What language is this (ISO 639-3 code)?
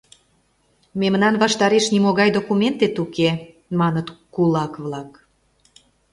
chm